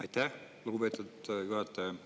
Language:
Estonian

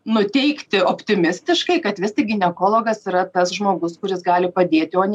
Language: Lithuanian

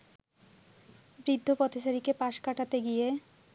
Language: Bangla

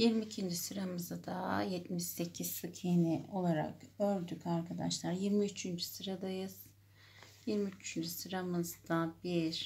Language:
Turkish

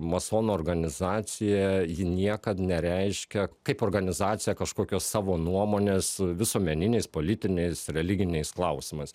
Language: Lithuanian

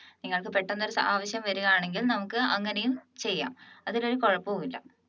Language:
Malayalam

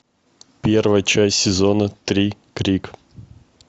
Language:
Russian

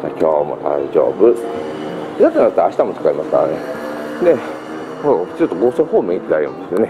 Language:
Japanese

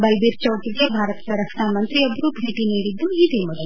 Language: Kannada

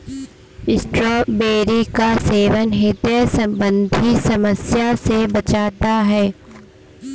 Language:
Hindi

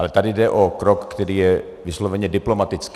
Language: Czech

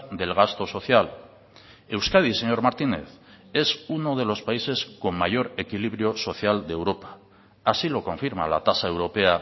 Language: Spanish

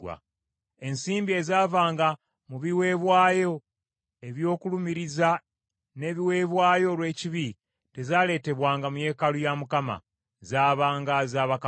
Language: Ganda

